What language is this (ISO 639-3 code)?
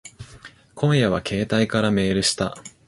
jpn